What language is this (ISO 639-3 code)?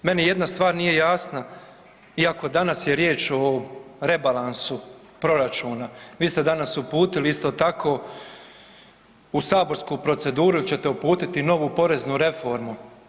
hrv